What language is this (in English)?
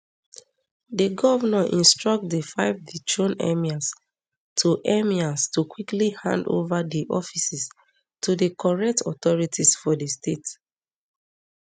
Nigerian Pidgin